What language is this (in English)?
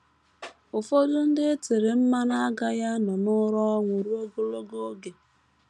Igbo